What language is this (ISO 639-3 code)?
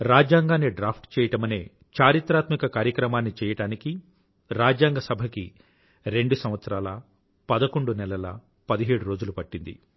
tel